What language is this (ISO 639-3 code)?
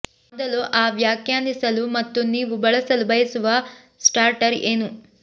kan